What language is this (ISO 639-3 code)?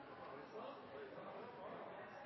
nob